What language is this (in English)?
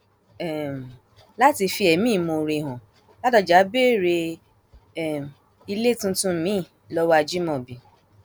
Yoruba